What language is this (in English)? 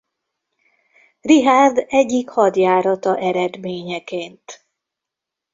Hungarian